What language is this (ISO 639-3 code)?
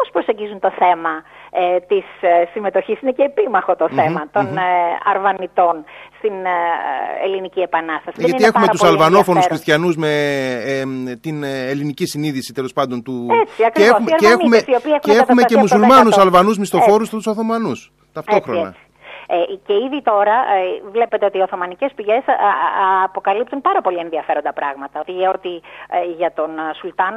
ell